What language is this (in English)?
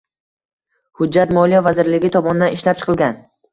Uzbek